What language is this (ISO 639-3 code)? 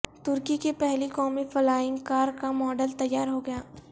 urd